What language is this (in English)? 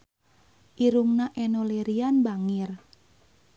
Sundanese